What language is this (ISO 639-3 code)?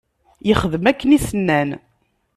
kab